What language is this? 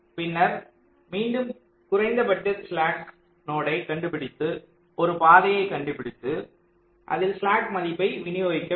Tamil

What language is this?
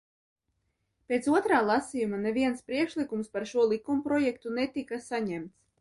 Latvian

